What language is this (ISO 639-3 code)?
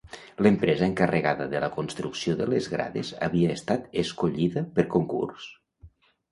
cat